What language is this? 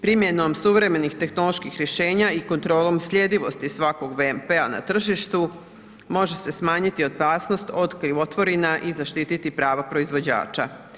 Croatian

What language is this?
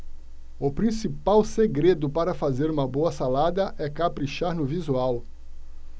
Portuguese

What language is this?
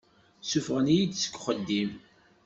Kabyle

